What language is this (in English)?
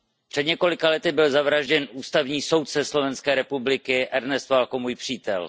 Czech